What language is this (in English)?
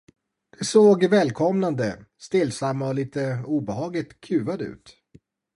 Swedish